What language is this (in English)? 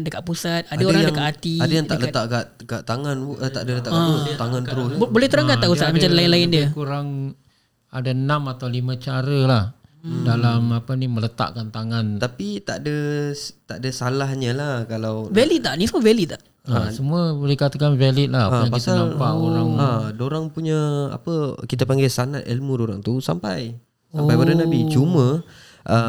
Malay